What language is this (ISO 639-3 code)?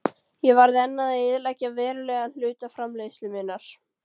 isl